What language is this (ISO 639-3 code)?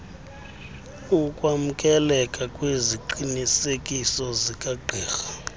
xho